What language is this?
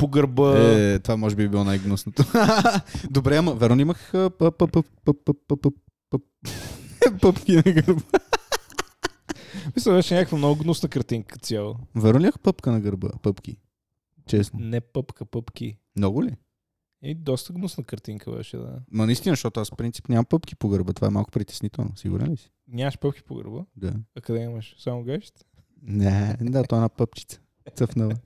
Bulgarian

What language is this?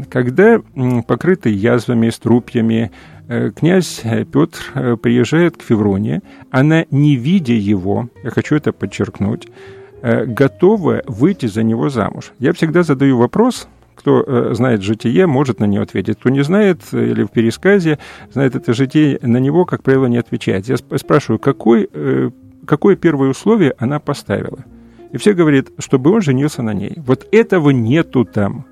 Russian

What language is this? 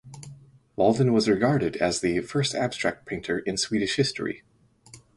English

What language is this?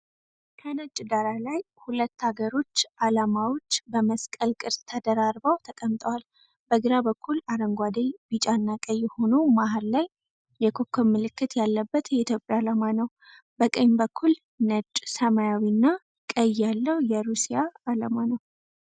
Amharic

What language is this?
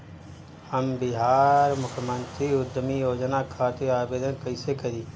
Bhojpuri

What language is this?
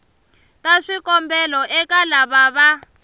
Tsonga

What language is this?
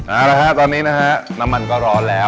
Thai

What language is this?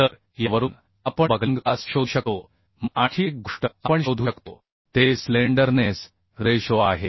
Marathi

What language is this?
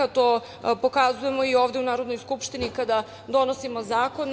Serbian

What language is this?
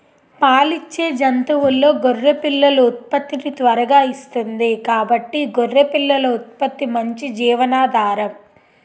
Telugu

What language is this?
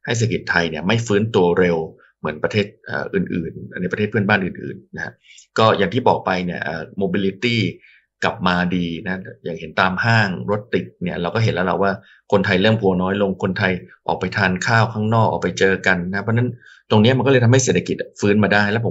Thai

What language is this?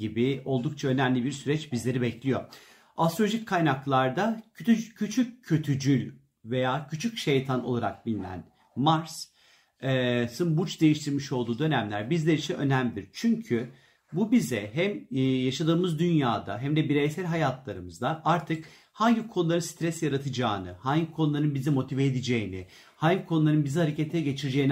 Turkish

